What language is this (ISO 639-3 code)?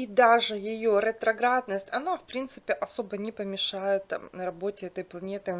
rus